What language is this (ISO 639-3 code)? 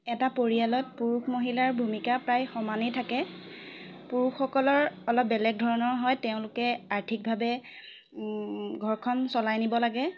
asm